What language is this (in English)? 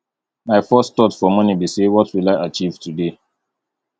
Nigerian Pidgin